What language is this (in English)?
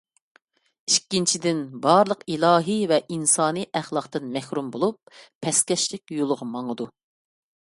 Uyghur